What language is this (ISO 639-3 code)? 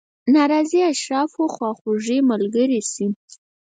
pus